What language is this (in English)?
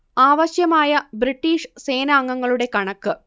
Malayalam